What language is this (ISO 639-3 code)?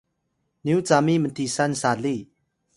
tay